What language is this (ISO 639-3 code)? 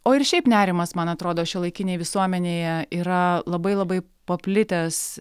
lit